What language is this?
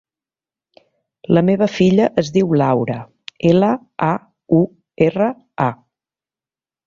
Catalan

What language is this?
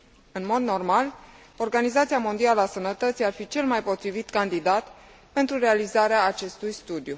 Romanian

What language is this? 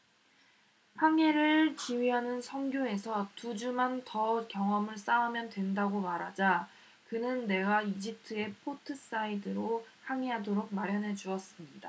Korean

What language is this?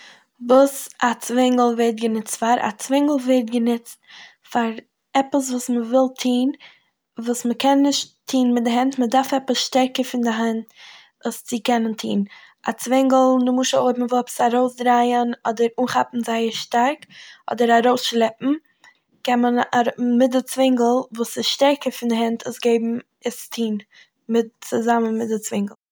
Yiddish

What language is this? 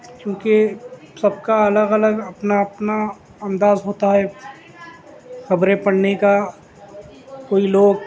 Urdu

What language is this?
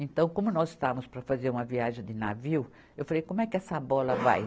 Portuguese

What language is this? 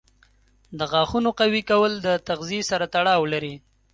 Pashto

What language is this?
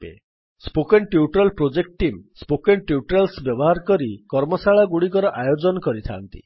Odia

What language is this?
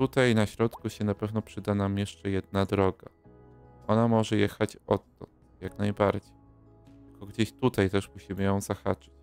Polish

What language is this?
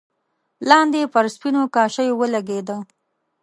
Pashto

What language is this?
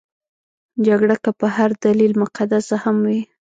Pashto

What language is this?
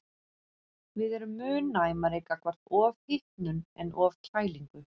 Icelandic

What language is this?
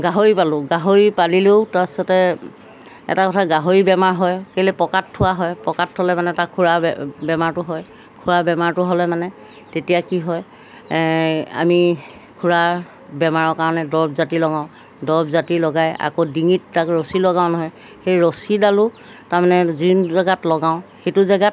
Assamese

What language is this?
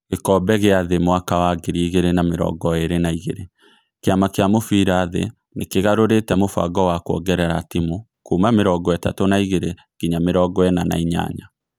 Kikuyu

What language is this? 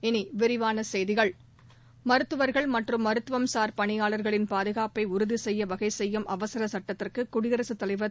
Tamil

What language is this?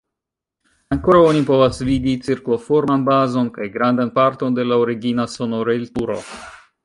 Esperanto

